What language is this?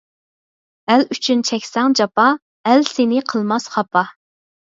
Uyghur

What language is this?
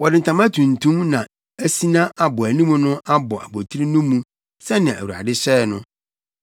Akan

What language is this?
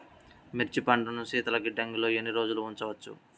Telugu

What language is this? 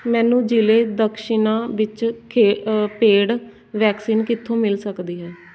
Punjabi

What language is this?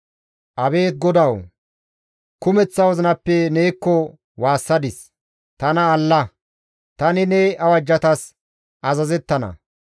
Gamo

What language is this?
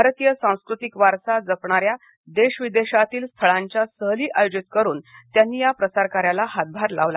Marathi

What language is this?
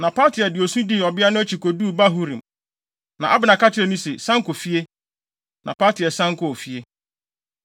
Akan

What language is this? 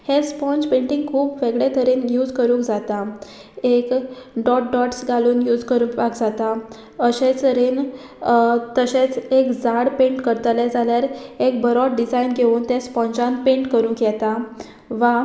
Konkani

